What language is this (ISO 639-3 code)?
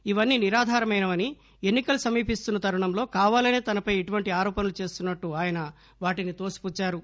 tel